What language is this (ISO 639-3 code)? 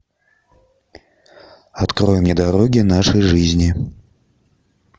rus